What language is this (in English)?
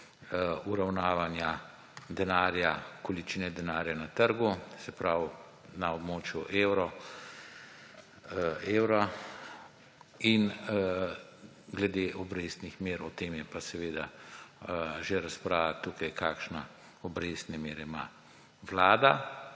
Slovenian